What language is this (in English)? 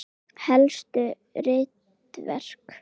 Icelandic